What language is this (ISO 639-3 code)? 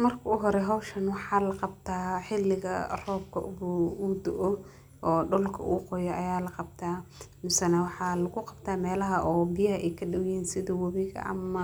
som